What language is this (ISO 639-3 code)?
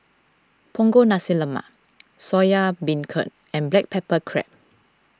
eng